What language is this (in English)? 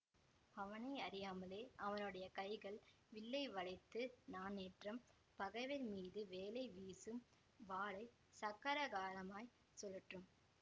Tamil